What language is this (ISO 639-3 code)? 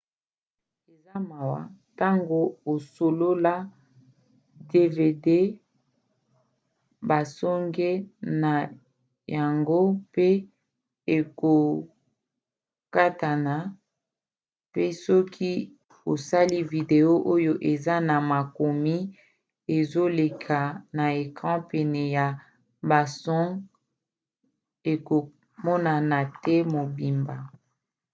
lin